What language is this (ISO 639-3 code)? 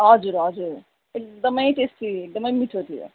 nep